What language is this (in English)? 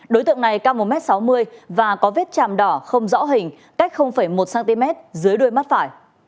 Vietnamese